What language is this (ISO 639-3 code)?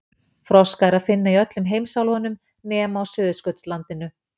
isl